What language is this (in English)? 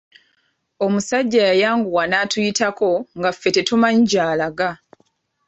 Ganda